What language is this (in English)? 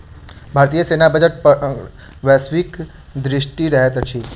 Maithili